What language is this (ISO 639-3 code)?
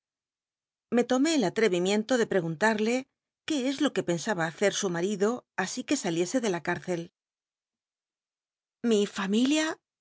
spa